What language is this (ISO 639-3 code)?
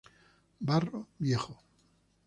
spa